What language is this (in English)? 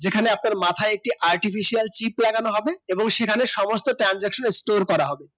Bangla